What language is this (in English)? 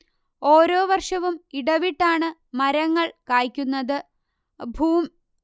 Malayalam